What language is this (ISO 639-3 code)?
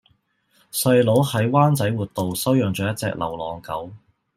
yue